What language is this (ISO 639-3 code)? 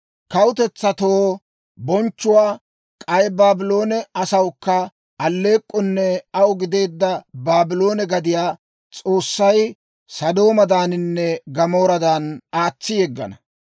dwr